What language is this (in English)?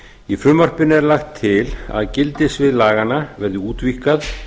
Icelandic